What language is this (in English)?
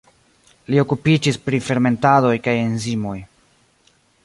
Esperanto